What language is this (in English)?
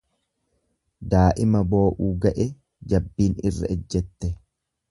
Oromo